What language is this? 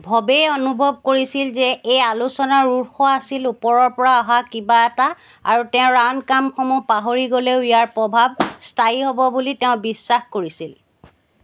Assamese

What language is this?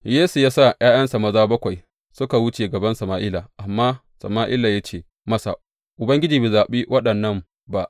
Hausa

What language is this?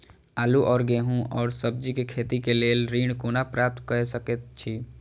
Maithili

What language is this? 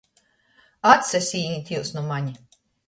Latgalian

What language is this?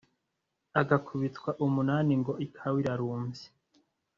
Kinyarwanda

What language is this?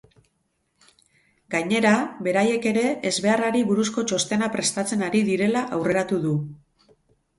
Basque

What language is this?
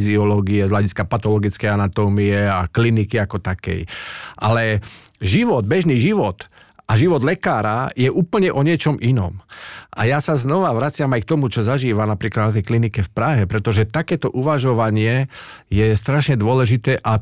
Slovak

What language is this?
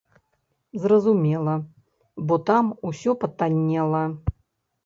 Belarusian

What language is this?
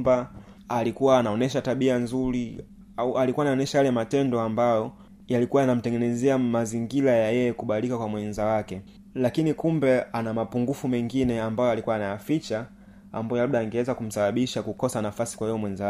Swahili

